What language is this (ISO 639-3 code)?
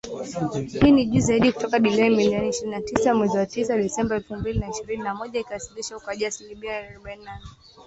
swa